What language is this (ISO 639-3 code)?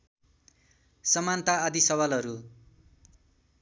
nep